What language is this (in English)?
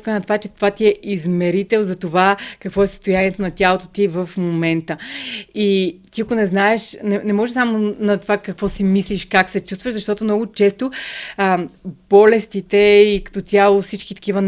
Bulgarian